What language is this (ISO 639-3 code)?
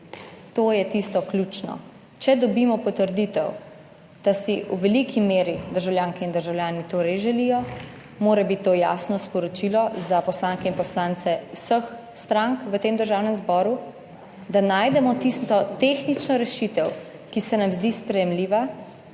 slv